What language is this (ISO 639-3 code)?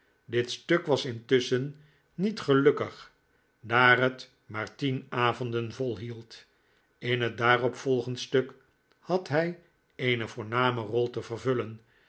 nld